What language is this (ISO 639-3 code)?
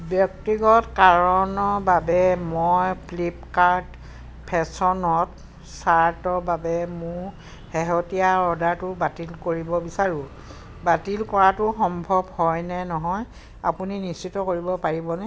asm